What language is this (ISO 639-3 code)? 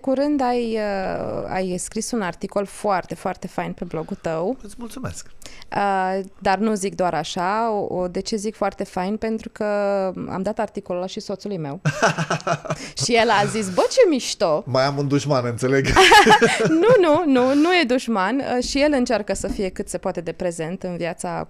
ron